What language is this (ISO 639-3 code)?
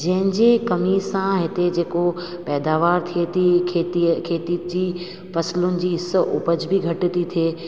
snd